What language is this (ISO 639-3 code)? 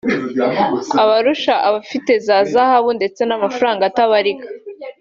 kin